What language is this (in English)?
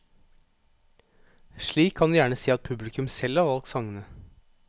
Norwegian